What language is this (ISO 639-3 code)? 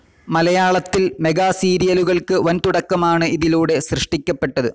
mal